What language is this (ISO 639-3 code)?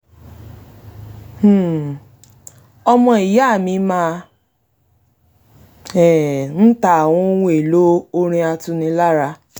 yor